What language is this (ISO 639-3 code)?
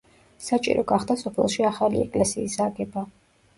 kat